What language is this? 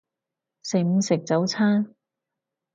Cantonese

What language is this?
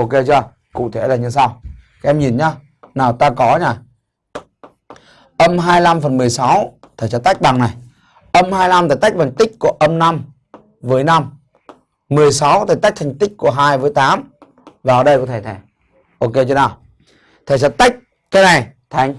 Vietnamese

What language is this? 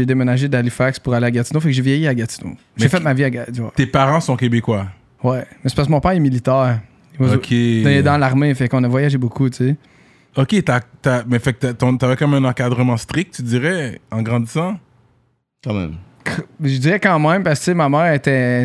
French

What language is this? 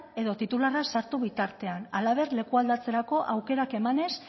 Basque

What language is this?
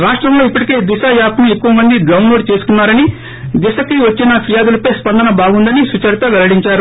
Telugu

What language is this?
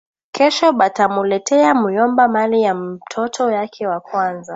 Swahili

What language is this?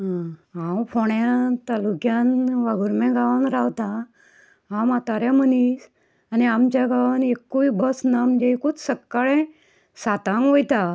Konkani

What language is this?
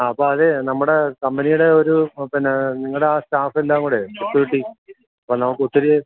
Malayalam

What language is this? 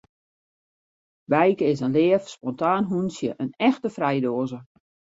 Western Frisian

